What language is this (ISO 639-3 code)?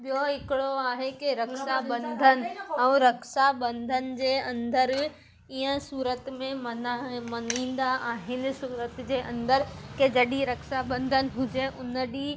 snd